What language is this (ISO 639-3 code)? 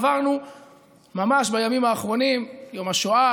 heb